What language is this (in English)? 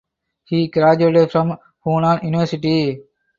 English